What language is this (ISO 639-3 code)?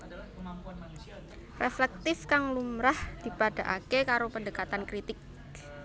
jav